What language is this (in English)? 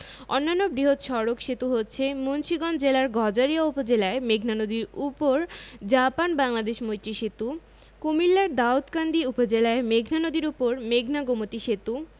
Bangla